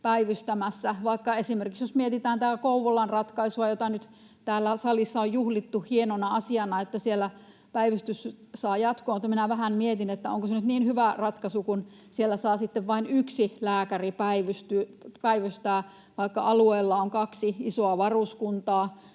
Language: Finnish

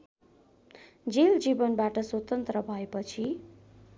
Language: Nepali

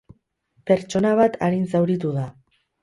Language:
Basque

